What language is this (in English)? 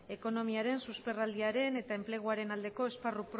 Basque